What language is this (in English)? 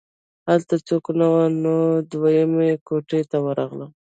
Pashto